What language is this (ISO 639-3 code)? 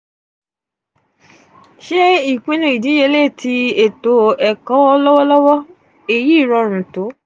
yor